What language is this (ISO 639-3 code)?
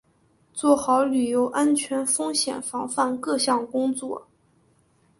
zho